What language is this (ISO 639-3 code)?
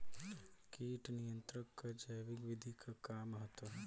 bho